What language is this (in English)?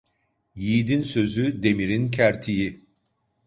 Turkish